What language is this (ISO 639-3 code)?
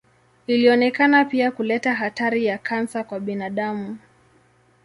swa